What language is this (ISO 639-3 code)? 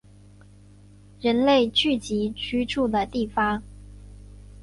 zho